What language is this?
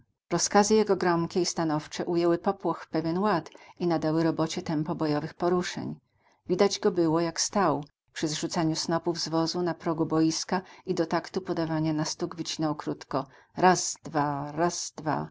Polish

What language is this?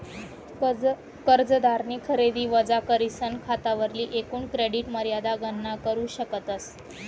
Marathi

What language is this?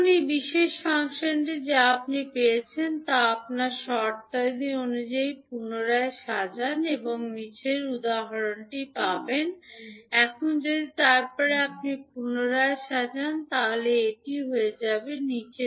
Bangla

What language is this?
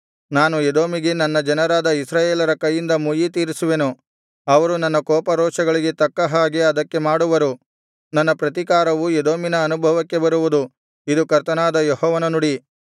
Kannada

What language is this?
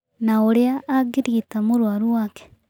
Kikuyu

